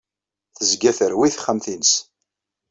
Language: Kabyle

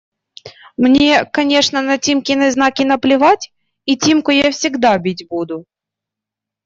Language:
Russian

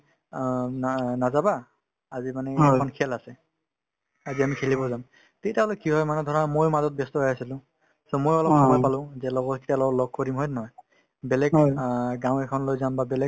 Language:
Assamese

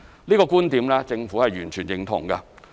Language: Cantonese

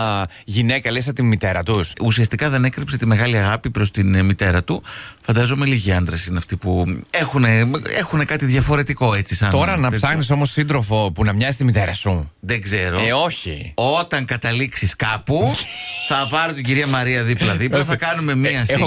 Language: Greek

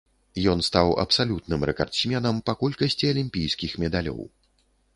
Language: Belarusian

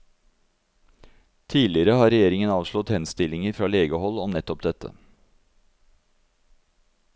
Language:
Norwegian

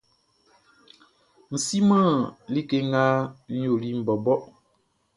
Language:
Baoulé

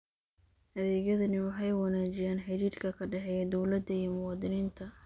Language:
Somali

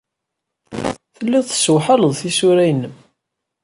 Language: Kabyle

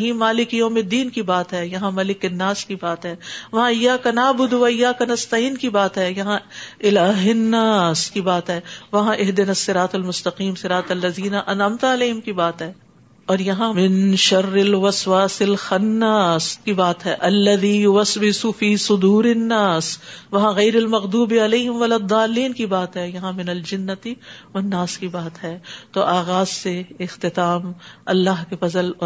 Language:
Urdu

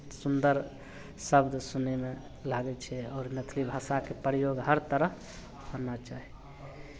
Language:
Maithili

